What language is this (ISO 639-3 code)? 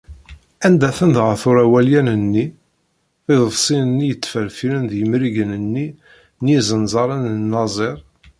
kab